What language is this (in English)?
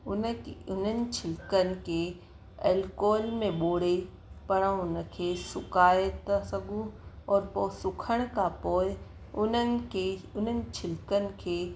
Sindhi